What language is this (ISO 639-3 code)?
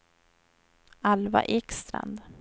swe